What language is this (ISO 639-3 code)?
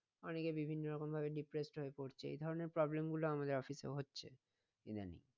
ben